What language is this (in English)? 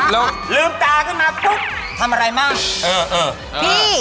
Thai